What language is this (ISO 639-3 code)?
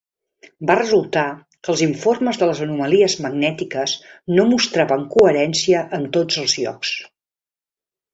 cat